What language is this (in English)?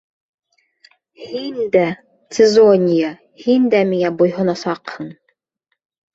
Bashkir